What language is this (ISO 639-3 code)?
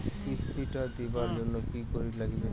ben